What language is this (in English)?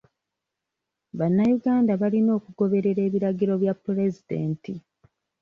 Ganda